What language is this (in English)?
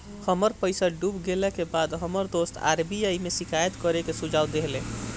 Bhojpuri